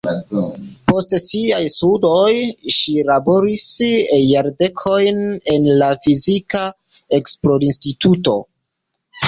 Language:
Esperanto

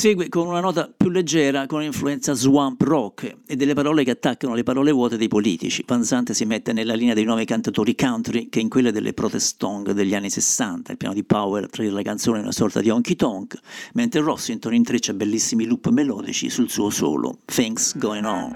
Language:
Italian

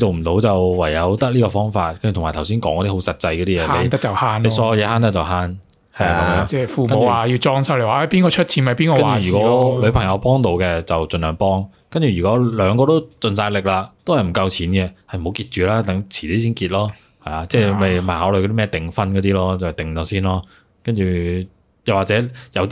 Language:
Chinese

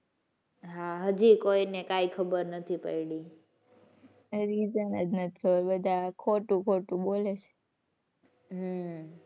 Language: Gujarati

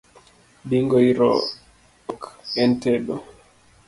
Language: Luo (Kenya and Tanzania)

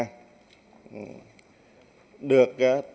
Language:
Vietnamese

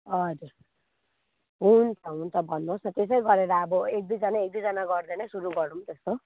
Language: Nepali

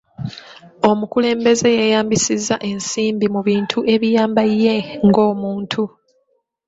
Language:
Ganda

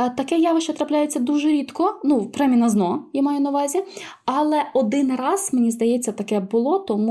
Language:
Ukrainian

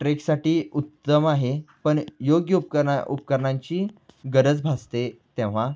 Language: Marathi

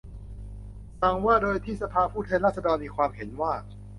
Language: Thai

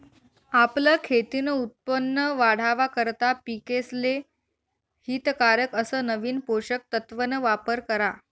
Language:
Marathi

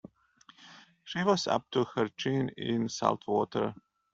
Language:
English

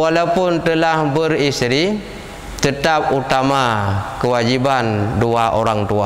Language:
Malay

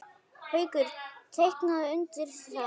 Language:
Icelandic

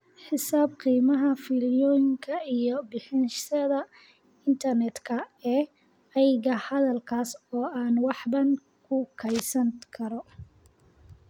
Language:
Somali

